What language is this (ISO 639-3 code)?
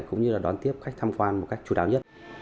vie